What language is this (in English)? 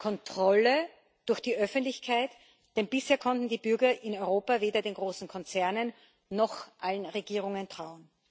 German